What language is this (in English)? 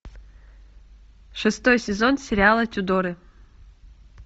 Russian